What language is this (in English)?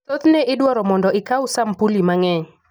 Luo (Kenya and Tanzania)